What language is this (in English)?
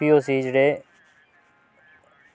Dogri